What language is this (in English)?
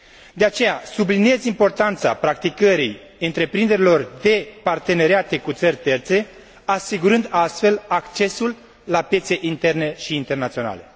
Romanian